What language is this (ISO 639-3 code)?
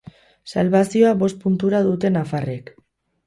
eus